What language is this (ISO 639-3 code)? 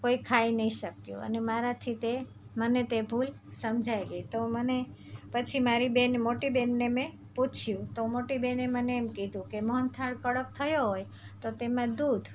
guj